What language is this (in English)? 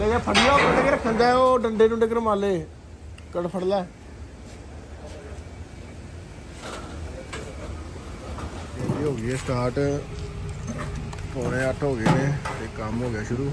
Punjabi